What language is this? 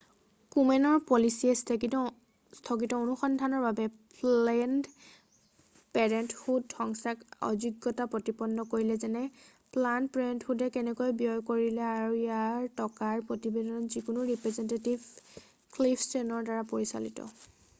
Assamese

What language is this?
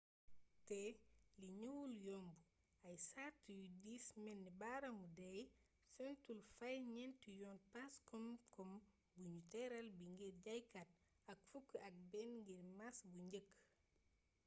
Wolof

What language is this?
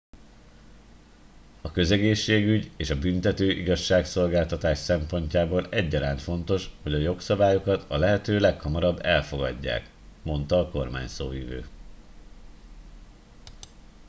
Hungarian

